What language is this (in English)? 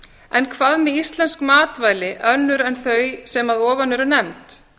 Icelandic